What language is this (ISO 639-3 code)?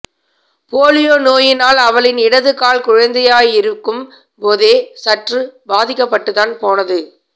tam